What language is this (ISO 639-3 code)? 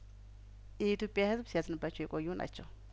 amh